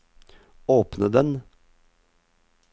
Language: Norwegian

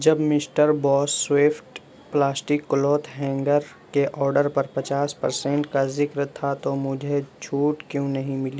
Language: Urdu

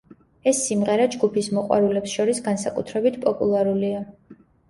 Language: Georgian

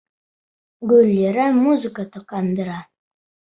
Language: Bashkir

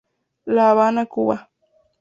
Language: Spanish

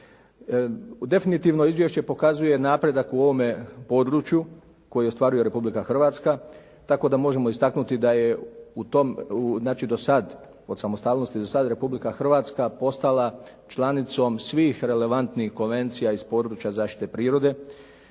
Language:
Croatian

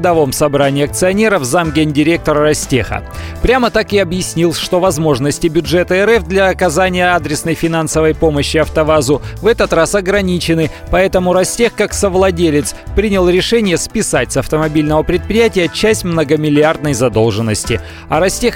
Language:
Russian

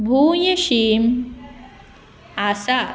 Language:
Konkani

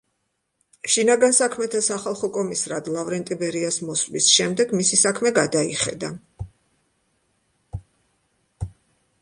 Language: Georgian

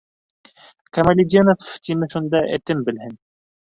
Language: Bashkir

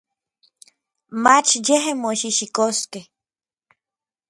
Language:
Orizaba Nahuatl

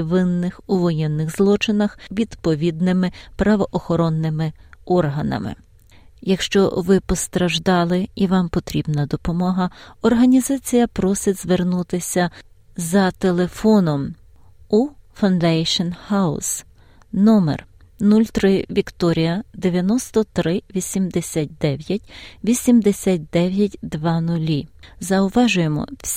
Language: Ukrainian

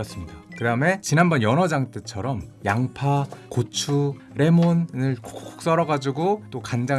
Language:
Korean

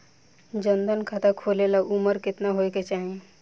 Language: Bhojpuri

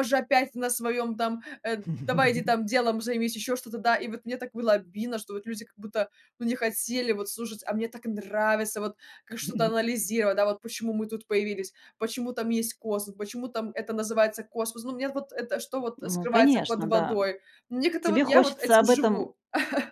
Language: Russian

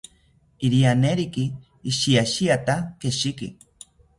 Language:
South Ucayali Ashéninka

